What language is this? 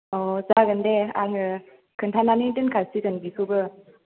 Bodo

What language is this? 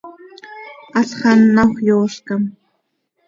Seri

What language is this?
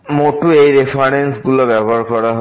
Bangla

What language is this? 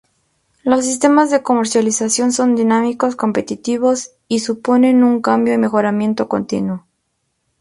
Spanish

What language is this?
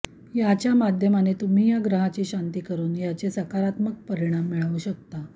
Marathi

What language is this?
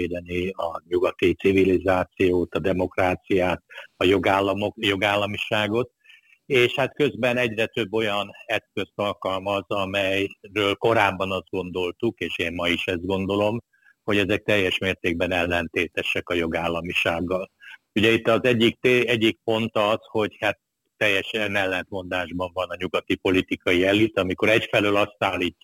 Hungarian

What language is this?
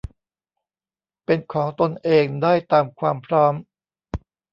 Thai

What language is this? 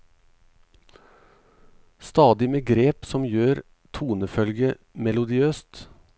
Norwegian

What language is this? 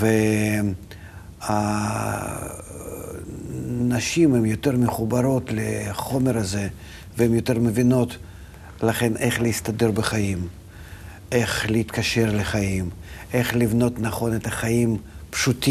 Hebrew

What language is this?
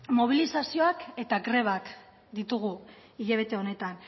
Basque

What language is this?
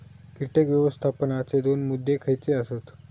Marathi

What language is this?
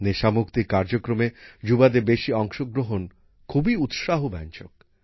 Bangla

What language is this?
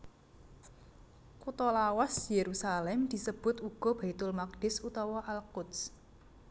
Javanese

